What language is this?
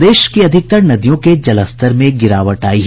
Hindi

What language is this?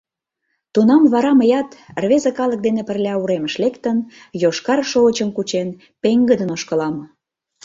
Mari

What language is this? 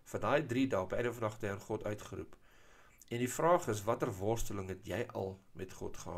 Dutch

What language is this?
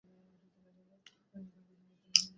Bangla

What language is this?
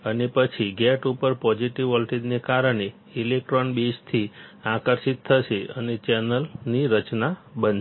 Gujarati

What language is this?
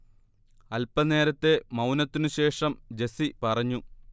Malayalam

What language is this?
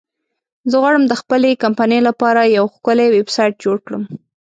Pashto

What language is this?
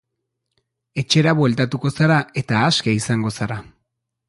Basque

